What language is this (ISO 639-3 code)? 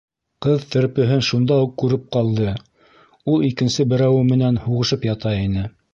bak